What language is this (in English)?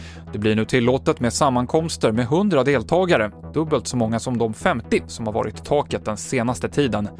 Swedish